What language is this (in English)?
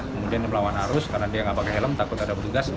Indonesian